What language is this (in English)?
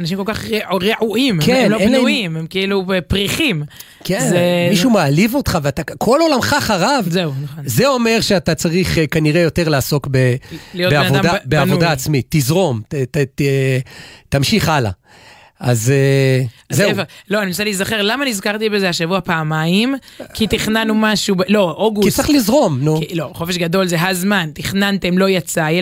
Hebrew